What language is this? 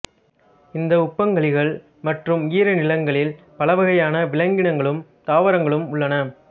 Tamil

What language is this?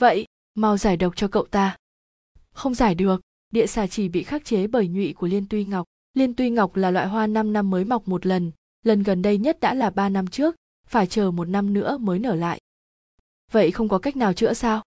Vietnamese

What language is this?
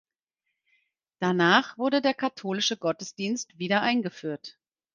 German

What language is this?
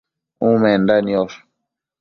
Matsés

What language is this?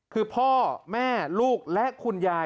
Thai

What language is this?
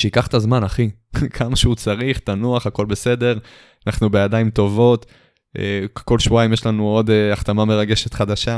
Hebrew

